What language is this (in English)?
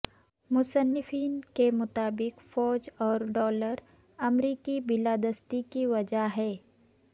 Urdu